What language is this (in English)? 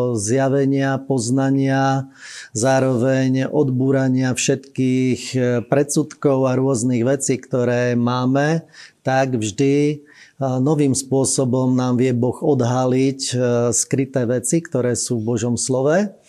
Slovak